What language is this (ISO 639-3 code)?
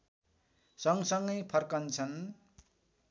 nep